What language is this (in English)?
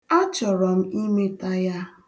Igbo